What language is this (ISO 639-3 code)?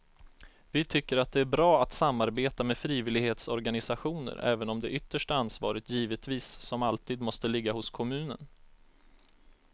swe